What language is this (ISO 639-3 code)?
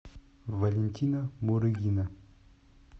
rus